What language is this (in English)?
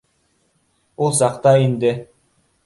Bashkir